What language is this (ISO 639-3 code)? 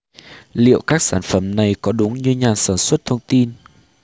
vie